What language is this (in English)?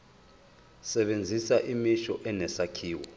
Zulu